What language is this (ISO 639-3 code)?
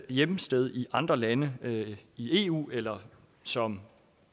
dan